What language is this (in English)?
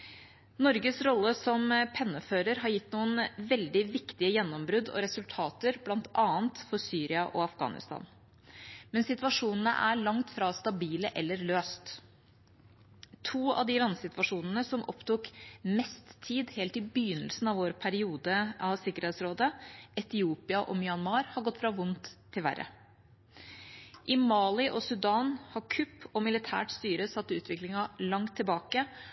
Norwegian Bokmål